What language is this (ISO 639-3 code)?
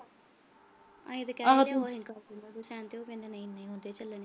pan